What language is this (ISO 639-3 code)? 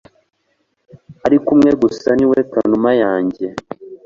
kin